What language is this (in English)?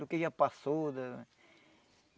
Portuguese